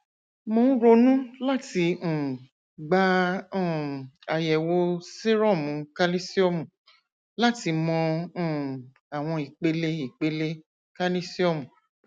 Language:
Yoruba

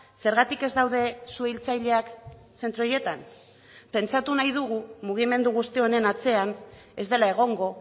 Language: Basque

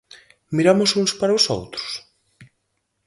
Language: Galician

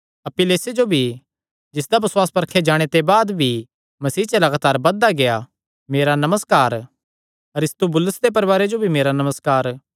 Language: Kangri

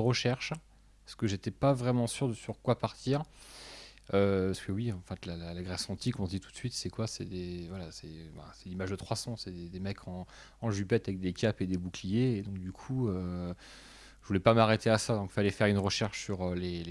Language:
French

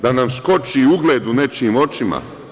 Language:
Serbian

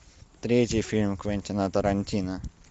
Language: Russian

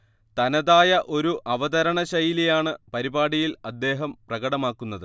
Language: Malayalam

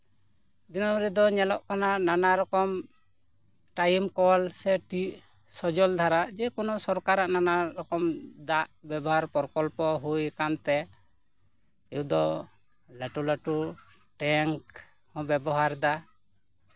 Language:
Santali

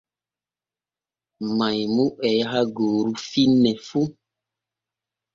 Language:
Borgu Fulfulde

